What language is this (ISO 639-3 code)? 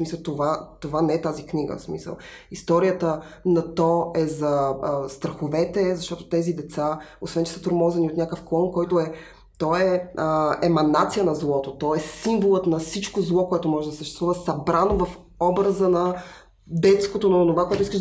bul